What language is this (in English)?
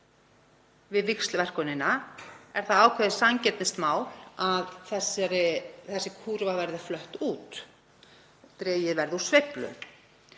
Icelandic